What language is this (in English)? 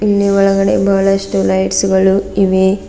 Kannada